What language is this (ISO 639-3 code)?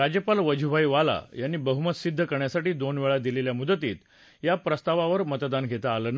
mar